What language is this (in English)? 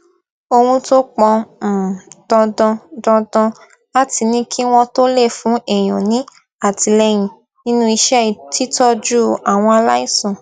Yoruba